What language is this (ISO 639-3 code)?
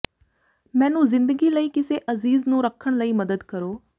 pan